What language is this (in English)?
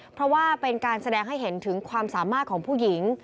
Thai